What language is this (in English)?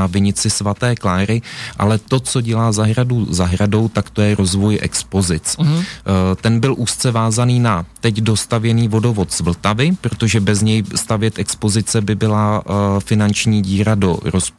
Czech